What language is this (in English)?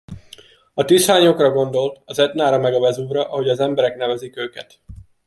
Hungarian